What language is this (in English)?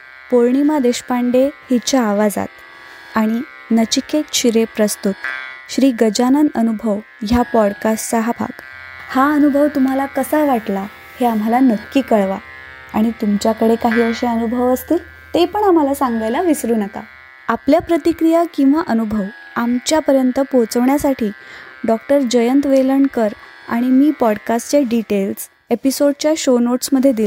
Marathi